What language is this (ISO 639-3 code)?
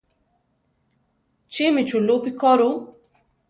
tar